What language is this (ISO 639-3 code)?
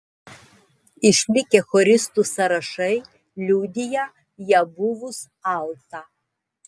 lit